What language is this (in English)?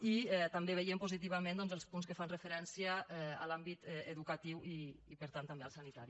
Catalan